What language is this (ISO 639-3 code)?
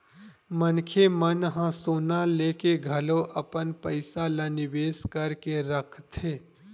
hne